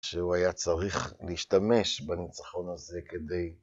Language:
Hebrew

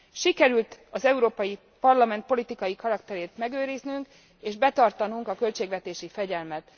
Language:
Hungarian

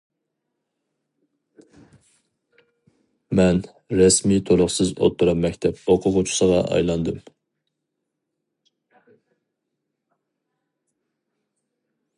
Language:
Uyghur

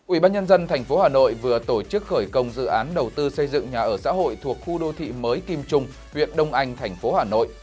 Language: Vietnamese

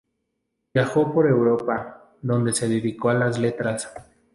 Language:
Spanish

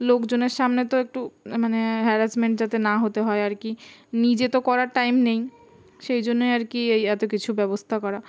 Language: Bangla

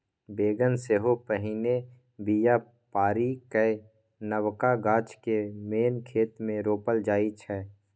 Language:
Maithili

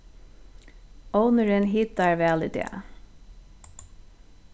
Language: Faroese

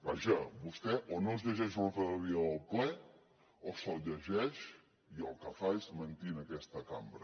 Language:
Catalan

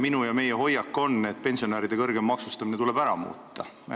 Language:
Estonian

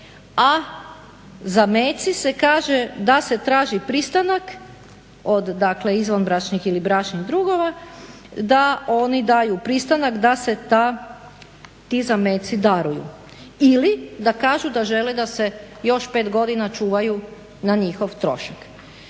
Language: Croatian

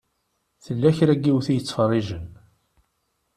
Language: Kabyle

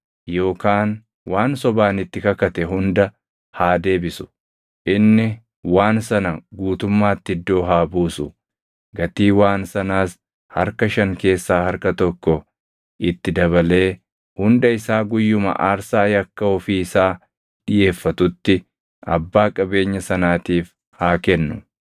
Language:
Oromo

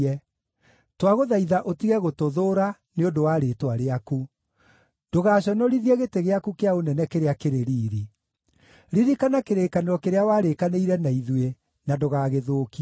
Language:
Kikuyu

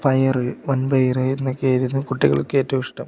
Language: Malayalam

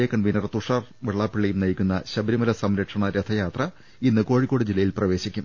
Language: Malayalam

